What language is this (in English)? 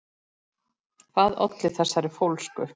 Icelandic